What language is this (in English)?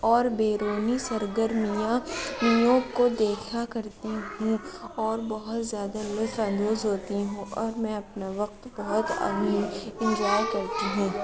Urdu